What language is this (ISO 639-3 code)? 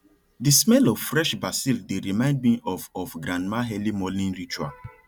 pcm